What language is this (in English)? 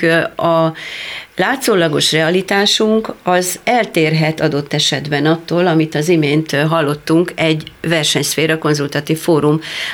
Hungarian